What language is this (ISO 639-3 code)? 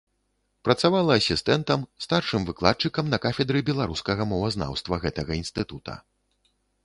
bel